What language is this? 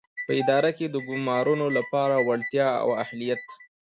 Pashto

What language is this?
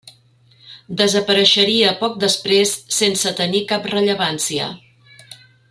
Catalan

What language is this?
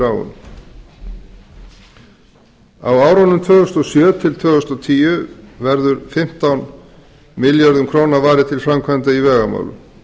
Icelandic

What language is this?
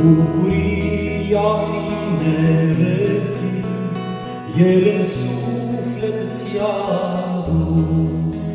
Romanian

